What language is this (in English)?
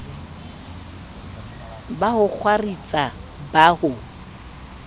Southern Sotho